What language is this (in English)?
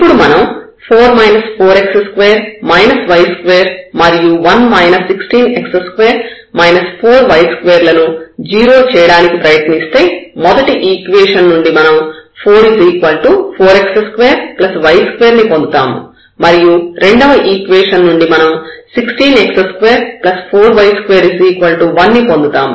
Telugu